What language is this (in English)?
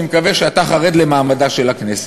Hebrew